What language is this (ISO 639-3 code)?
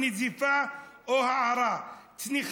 heb